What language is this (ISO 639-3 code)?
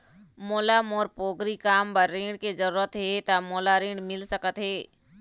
hne